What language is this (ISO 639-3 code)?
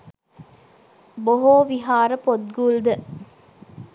sin